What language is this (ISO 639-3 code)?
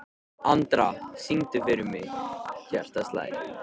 isl